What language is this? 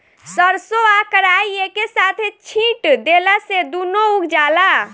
Bhojpuri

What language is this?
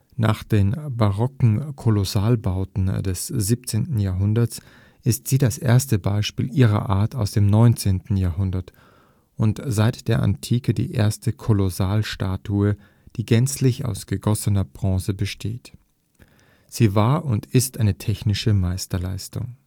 German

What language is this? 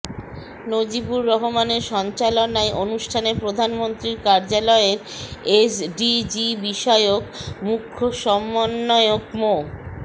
Bangla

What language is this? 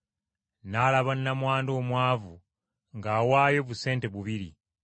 Ganda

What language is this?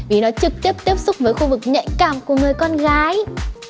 Vietnamese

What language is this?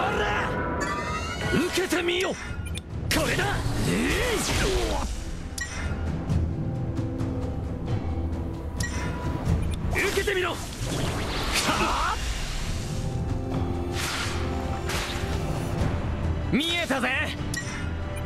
Portuguese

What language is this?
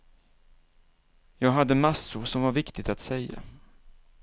Swedish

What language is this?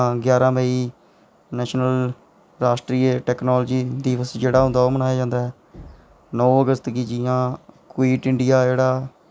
Dogri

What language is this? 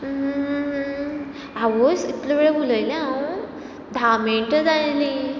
Konkani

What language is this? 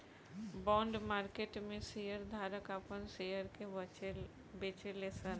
Bhojpuri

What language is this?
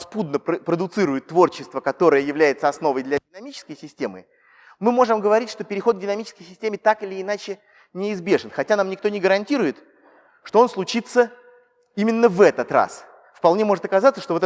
Russian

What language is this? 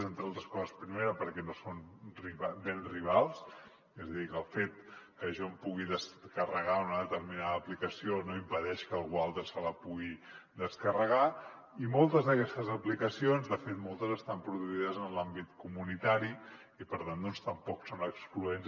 Catalan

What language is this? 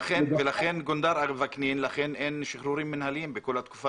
Hebrew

